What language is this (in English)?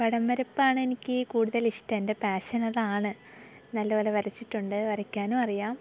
Malayalam